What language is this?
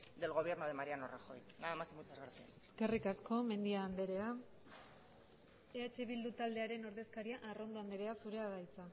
Basque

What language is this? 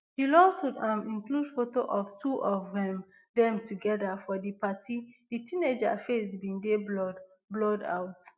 Nigerian Pidgin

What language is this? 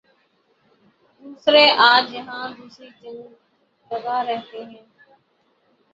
Urdu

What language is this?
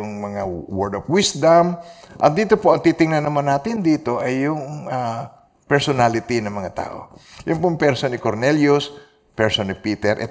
Filipino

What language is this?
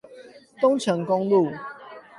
Chinese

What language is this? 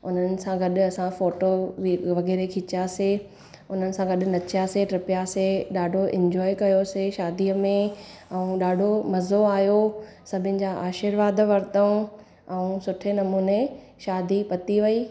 Sindhi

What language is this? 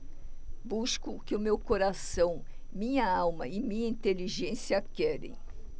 Portuguese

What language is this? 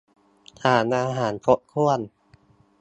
Thai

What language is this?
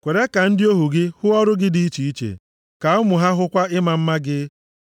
Igbo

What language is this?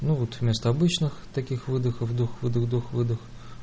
Russian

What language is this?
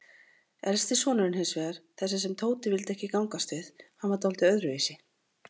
Icelandic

